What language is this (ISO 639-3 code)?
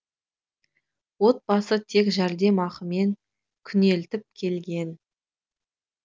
kaz